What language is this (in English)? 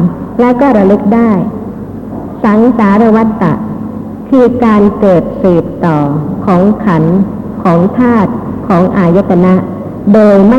Thai